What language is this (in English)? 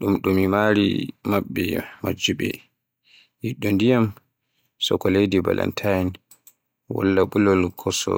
Borgu Fulfulde